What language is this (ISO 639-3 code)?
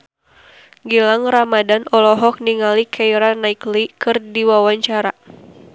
sun